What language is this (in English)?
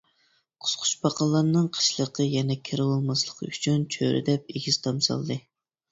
Uyghur